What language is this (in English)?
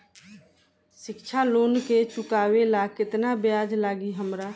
Bhojpuri